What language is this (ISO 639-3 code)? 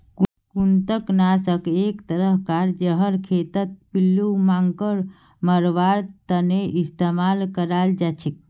mag